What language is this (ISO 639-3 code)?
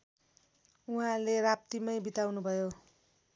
nep